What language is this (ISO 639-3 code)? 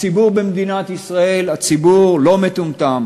heb